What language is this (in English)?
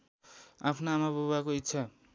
Nepali